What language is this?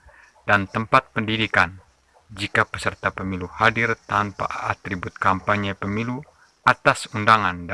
Indonesian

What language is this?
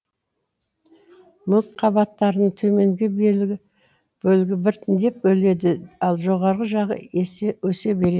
Kazakh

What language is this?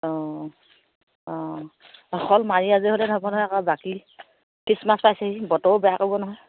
Assamese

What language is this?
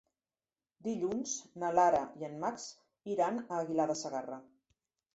Catalan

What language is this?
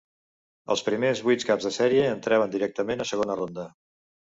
Catalan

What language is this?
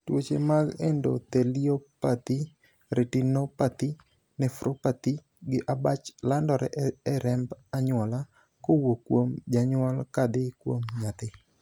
Luo (Kenya and Tanzania)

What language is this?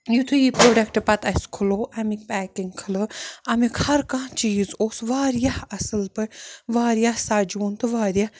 Kashmiri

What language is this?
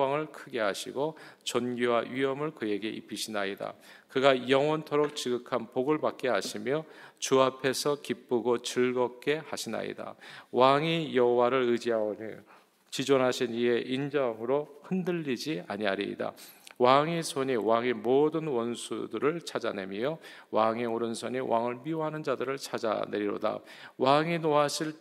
Korean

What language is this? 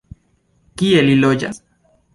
Esperanto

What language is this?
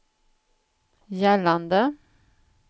Swedish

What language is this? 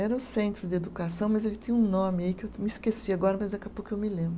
Portuguese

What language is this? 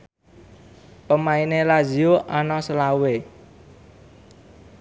Javanese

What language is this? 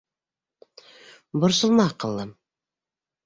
Bashkir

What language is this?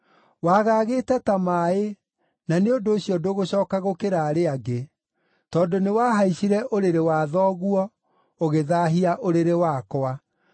Kikuyu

